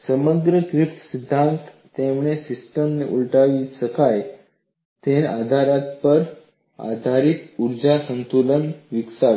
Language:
Gujarati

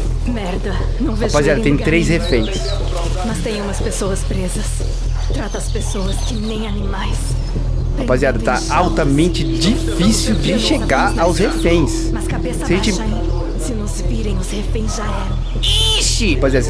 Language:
Portuguese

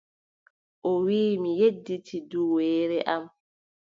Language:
Adamawa Fulfulde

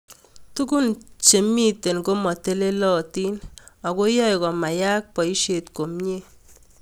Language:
Kalenjin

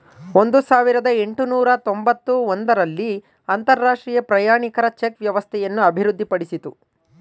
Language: Kannada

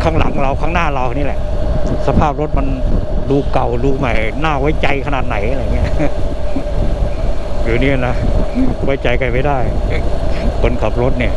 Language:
Thai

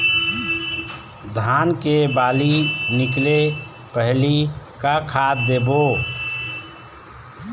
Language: Chhattisgarhi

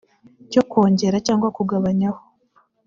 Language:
Kinyarwanda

